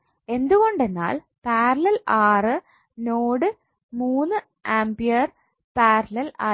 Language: Malayalam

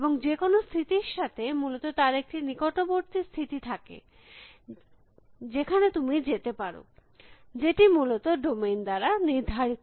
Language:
Bangla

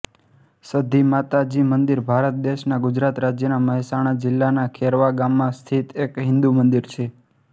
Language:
Gujarati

